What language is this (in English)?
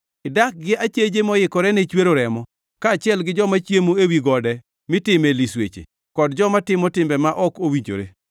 Luo (Kenya and Tanzania)